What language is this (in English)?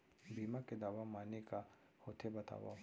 Chhattisgarhi